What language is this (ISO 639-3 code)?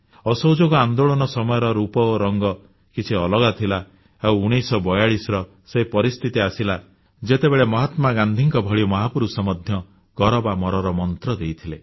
ori